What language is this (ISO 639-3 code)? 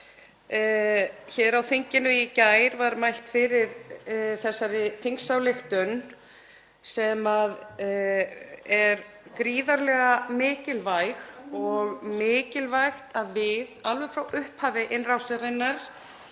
isl